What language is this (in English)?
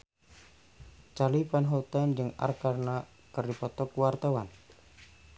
Sundanese